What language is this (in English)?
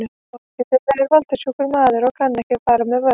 Icelandic